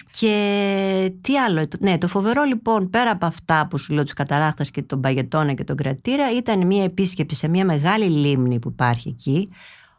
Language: Greek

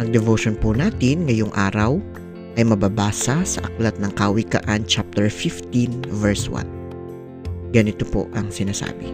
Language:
Filipino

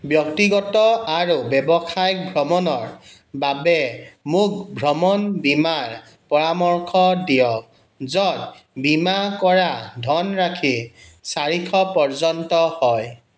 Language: Assamese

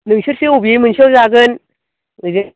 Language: Bodo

